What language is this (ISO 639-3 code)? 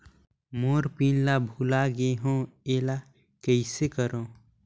hne